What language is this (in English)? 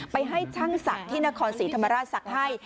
Thai